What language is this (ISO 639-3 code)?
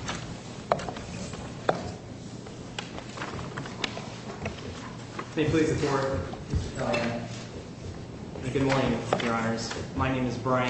eng